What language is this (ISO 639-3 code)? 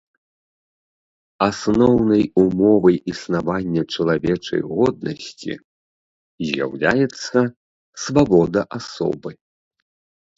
bel